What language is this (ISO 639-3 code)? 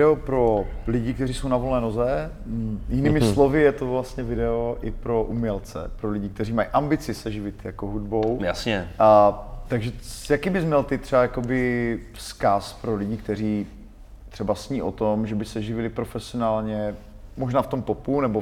ces